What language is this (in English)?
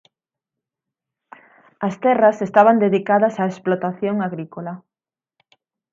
Galician